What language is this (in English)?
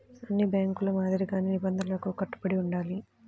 Telugu